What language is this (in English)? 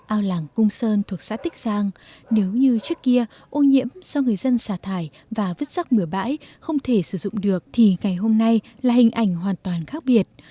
Vietnamese